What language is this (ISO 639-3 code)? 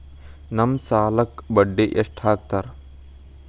kan